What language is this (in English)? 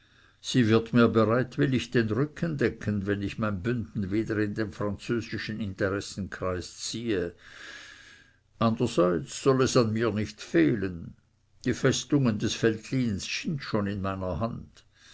German